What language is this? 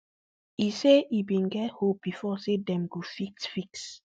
Nigerian Pidgin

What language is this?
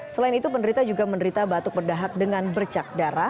Indonesian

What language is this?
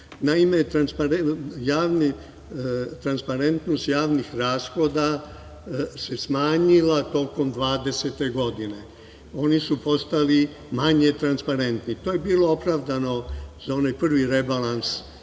Serbian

